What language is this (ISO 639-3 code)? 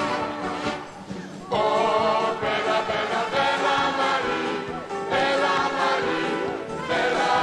pol